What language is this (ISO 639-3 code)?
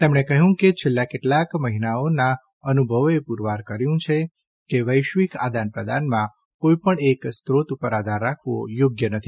guj